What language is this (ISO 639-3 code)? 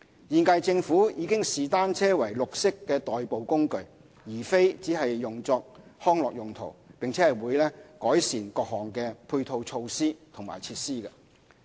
yue